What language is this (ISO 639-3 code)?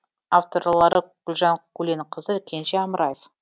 kaz